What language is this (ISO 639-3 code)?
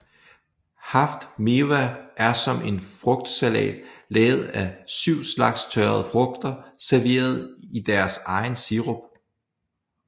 dan